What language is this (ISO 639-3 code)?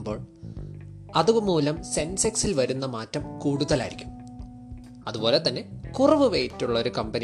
mal